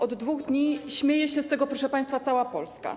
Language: Polish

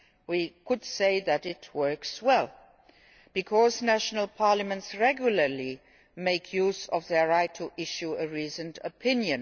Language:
English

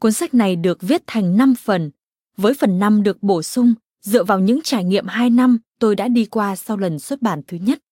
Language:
Vietnamese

